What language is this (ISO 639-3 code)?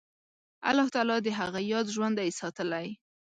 pus